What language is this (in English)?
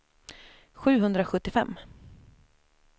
Swedish